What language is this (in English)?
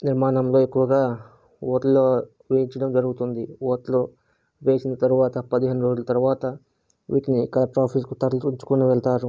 Telugu